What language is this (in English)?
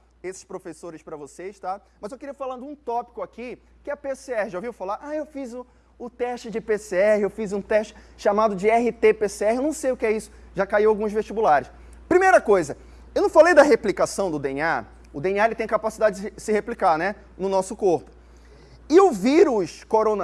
Portuguese